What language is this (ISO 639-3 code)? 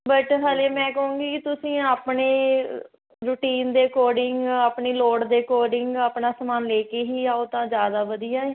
pan